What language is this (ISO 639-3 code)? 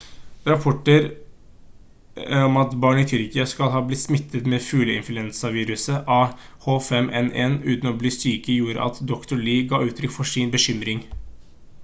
nob